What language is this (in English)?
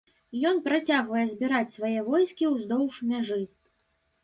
Belarusian